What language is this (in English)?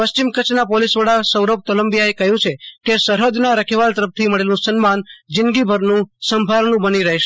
Gujarati